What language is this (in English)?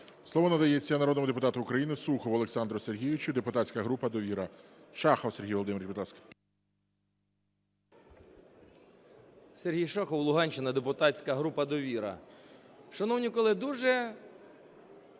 Ukrainian